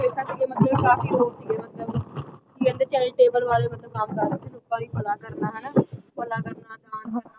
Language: Punjabi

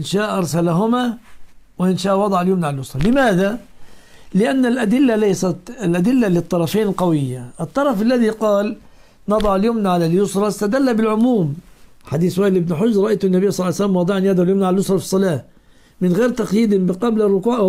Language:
Arabic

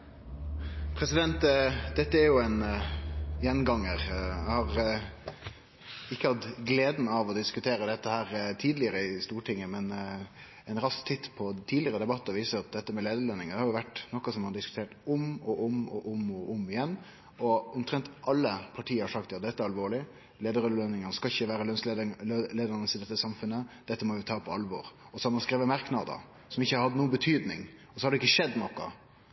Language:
Norwegian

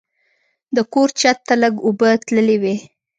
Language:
Pashto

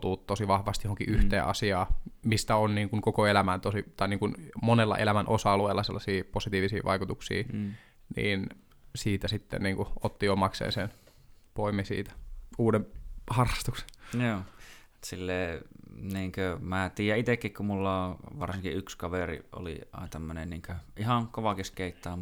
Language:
Finnish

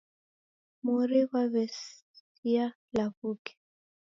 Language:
Taita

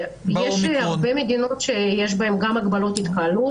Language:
Hebrew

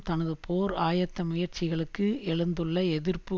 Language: Tamil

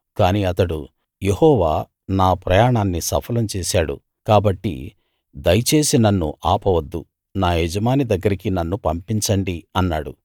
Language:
Telugu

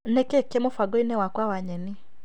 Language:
Kikuyu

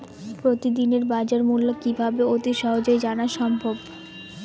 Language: Bangla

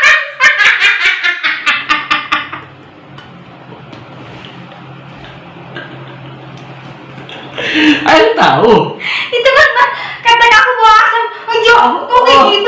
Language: Indonesian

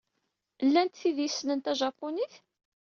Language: Kabyle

